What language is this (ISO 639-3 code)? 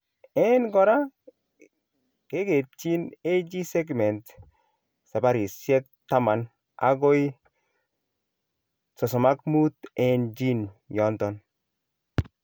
kln